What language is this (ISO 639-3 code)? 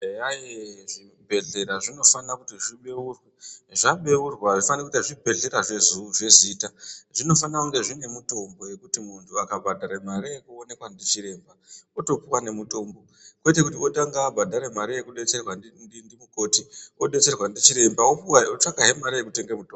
ndc